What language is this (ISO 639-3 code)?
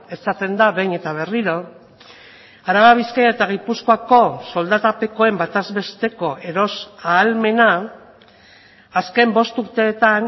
eus